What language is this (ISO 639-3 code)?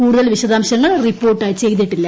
mal